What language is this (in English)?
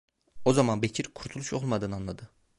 Turkish